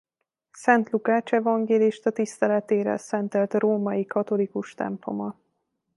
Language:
Hungarian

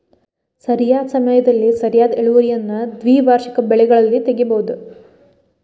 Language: Kannada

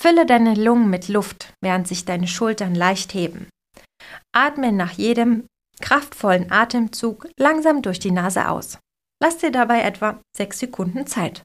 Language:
German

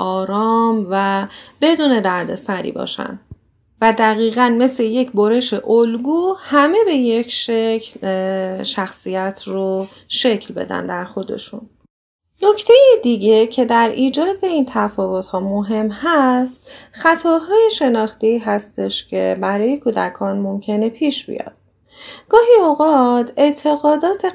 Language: Persian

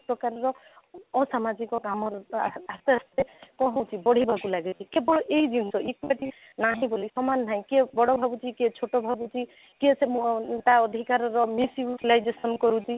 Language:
Odia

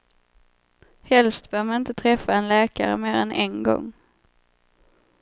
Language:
Swedish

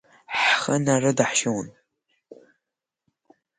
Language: Abkhazian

